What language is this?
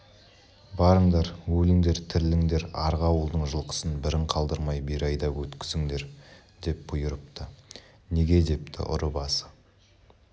Kazakh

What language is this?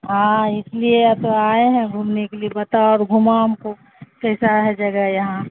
Urdu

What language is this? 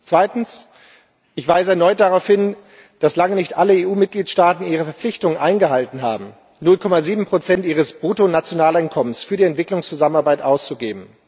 German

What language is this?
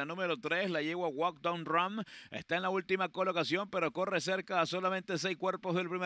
Spanish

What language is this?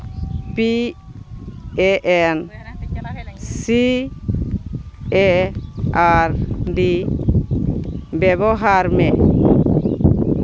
Santali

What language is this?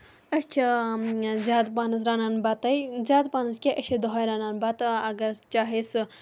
Kashmiri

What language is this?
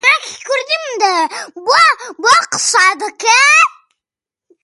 Central Kurdish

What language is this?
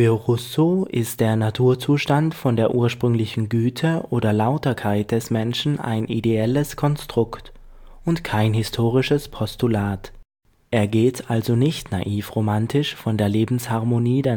German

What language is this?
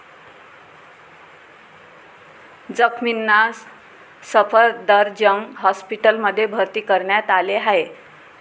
Marathi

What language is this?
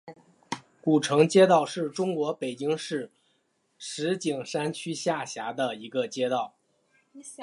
Chinese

